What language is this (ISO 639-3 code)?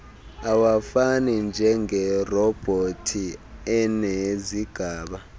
xho